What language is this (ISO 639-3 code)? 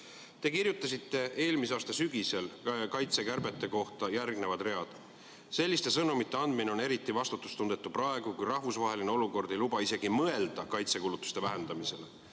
est